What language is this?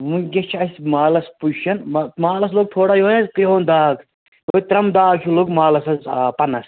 Kashmiri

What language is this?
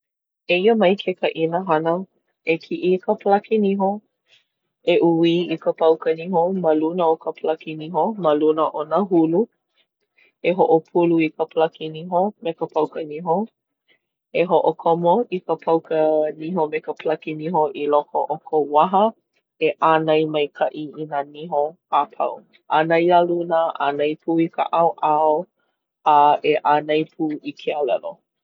Hawaiian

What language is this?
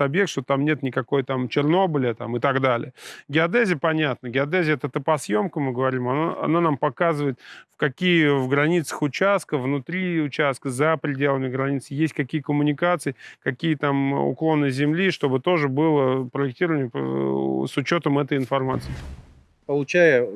Russian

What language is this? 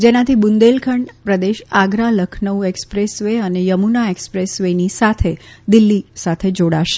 Gujarati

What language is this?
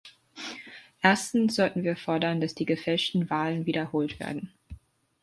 German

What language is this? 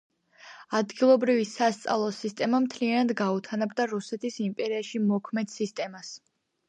Georgian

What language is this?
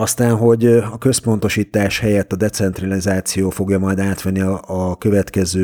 Hungarian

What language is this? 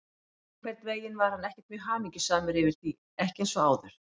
Icelandic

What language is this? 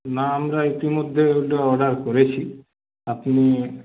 Bangla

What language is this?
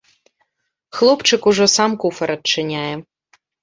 Belarusian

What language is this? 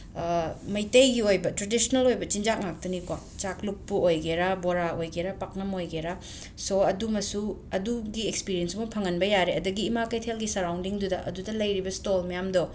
Manipuri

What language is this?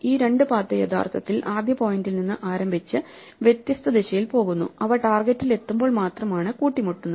Malayalam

